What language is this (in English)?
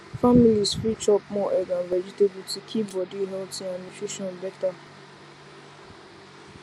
Nigerian Pidgin